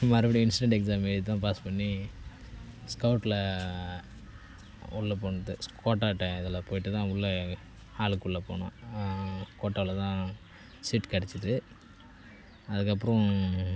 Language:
Tamil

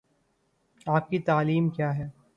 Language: Urdu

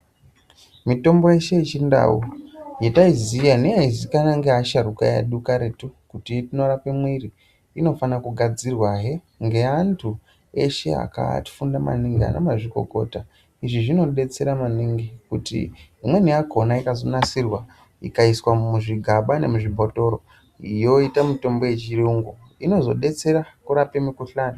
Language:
Ndau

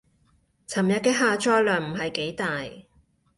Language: Cantonese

